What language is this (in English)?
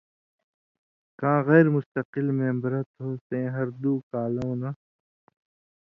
Indus Kohistani